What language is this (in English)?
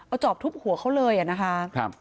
Thai